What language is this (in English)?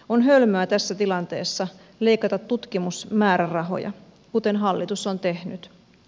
Finnish